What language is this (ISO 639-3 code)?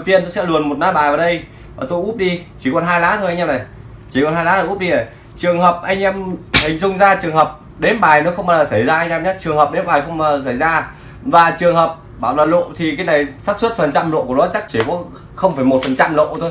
vie